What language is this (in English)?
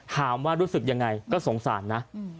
Thai